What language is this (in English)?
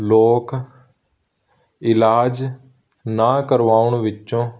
Punjabi